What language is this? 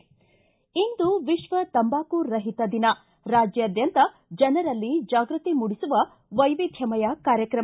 Kannada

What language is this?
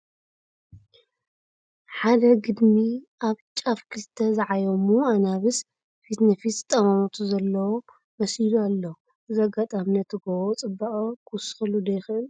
Tigrinya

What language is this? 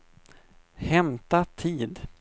Swedish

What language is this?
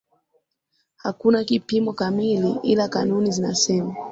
Swahili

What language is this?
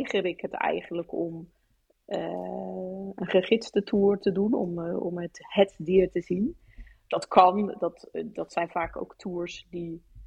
Dutch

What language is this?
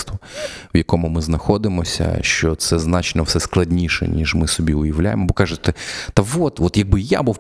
Ukrainian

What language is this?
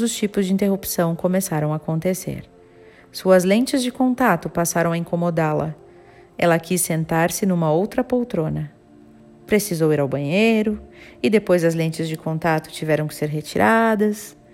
Portuguese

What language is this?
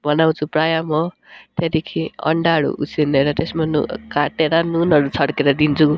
Nepali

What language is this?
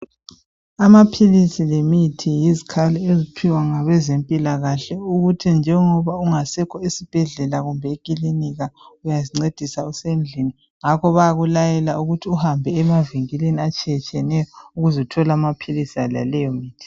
North Ndebele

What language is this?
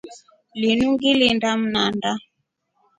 Rombo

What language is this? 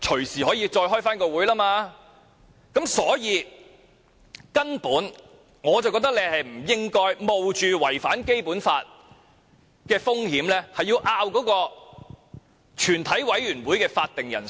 Cantonese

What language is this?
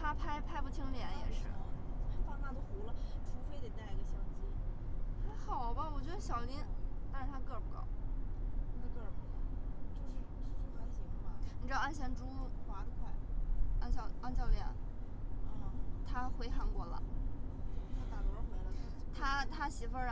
Chinese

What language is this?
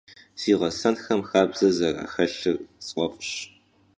Kabardian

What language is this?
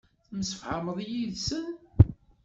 Kabyle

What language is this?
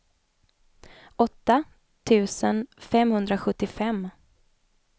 Swedish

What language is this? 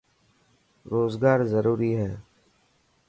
Dhatki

